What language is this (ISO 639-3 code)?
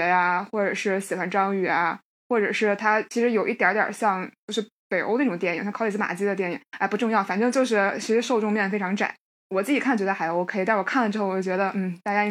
zho